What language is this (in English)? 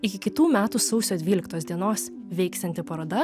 Lithuanian